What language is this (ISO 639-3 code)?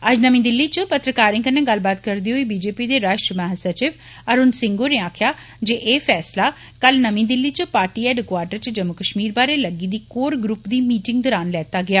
doi